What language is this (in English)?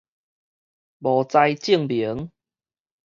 Min Nan Chinese